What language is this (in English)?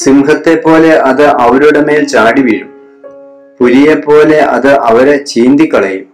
Malayalam